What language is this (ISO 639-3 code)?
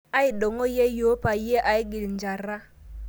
mas